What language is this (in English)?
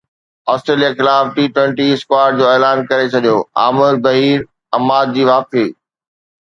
Sindhi